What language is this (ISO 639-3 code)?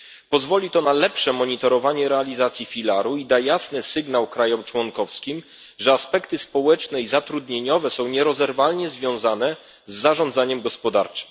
pol